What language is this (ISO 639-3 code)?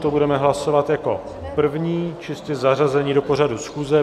ces